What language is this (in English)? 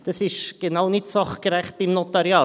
Swiss German